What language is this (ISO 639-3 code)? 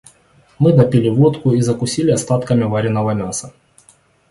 rus